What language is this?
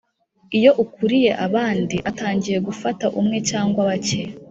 Kinyarwanda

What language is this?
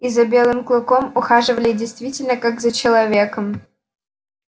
Russian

